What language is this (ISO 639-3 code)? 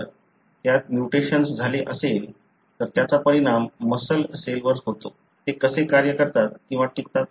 mar